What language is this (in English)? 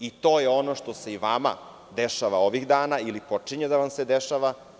Serbian